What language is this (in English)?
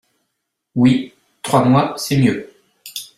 French